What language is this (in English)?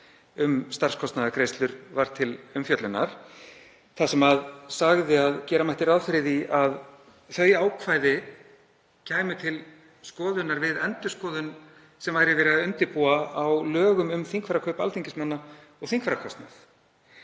Icelandic